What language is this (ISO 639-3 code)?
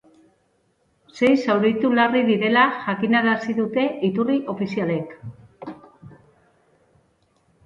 eus